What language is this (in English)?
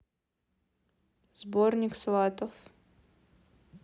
Russian